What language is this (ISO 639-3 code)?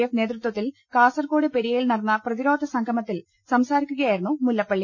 mal